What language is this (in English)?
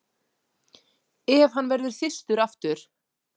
Icelandic